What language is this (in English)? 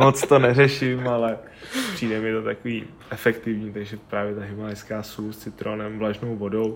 Czech